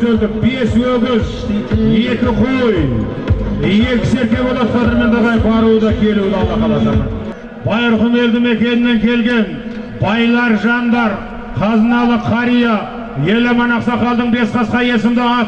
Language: Turkish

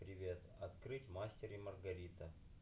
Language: Russian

